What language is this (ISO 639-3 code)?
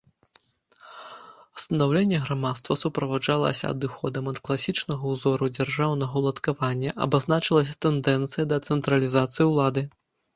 bel